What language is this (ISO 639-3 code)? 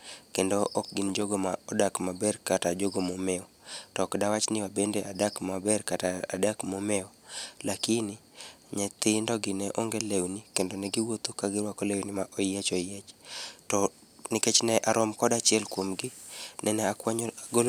luo